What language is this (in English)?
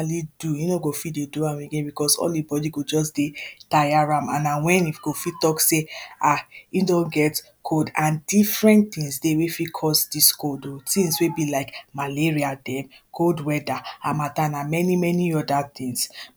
Nigerian Pidgin